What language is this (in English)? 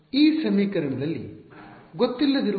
Kannada